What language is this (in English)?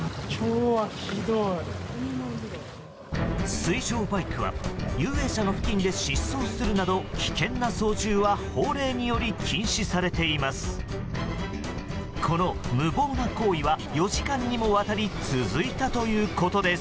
Japanese